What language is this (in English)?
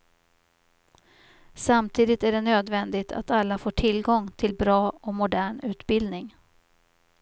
Swedish